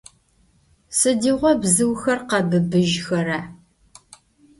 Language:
Adyghe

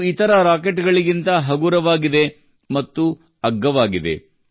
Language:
Kannada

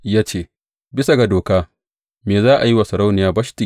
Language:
Hausa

